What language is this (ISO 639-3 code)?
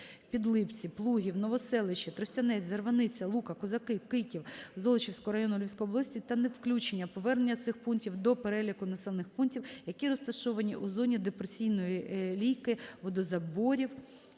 ukr